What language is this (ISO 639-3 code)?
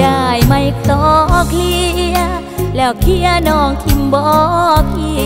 tha